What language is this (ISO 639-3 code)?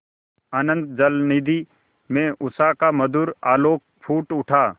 hin